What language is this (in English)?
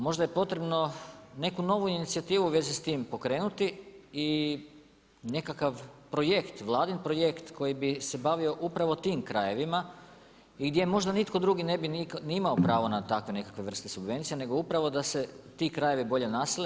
Croatian